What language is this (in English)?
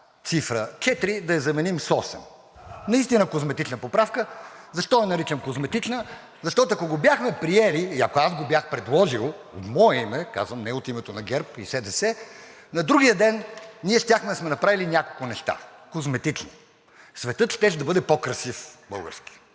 Bulgarian